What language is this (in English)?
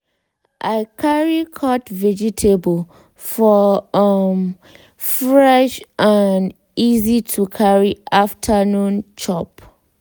Nigerian Pidgin